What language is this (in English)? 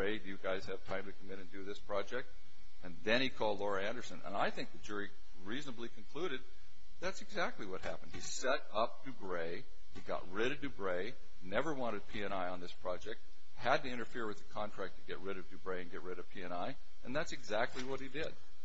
English